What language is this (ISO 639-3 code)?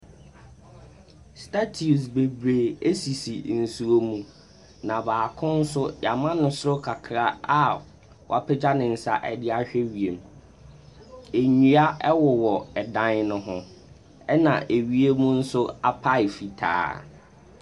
aka